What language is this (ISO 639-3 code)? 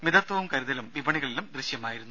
mal